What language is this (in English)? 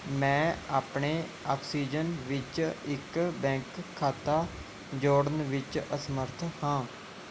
Punjabi